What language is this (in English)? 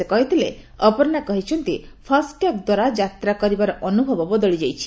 Odia